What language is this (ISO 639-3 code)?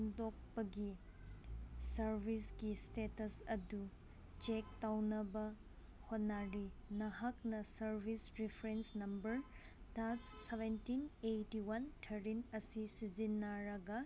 mni